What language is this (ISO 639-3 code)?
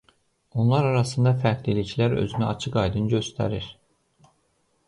aze